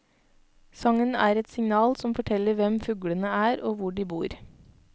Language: Norwegian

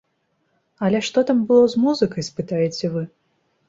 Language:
Belarusian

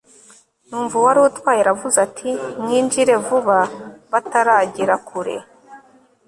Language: Kinyarwanda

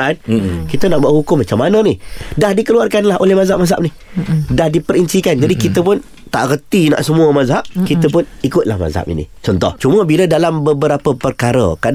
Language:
Malay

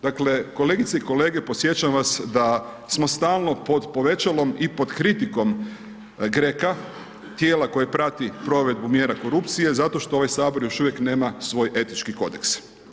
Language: Croatian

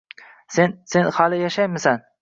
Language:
Uzbek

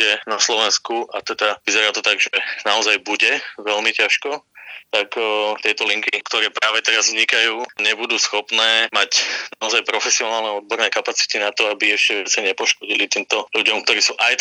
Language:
Slovak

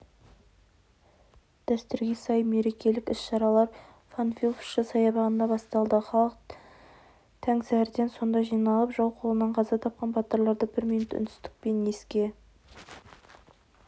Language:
Kazakh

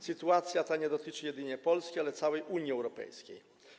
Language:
Polish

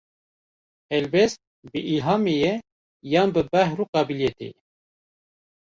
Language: Kurdish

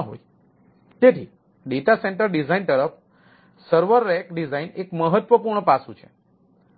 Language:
Gujarati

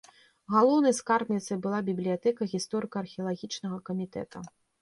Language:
Belarusian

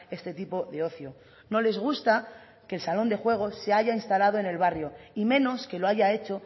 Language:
Spanish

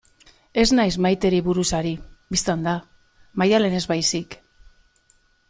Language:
Basque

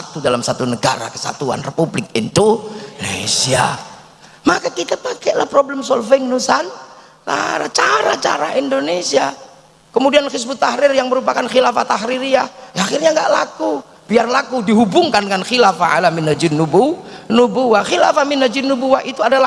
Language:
Indonesian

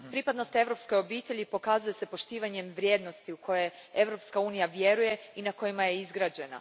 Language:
Croatian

